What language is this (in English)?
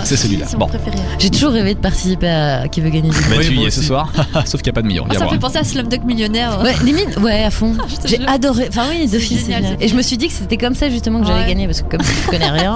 French